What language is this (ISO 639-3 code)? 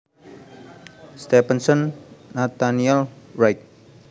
jav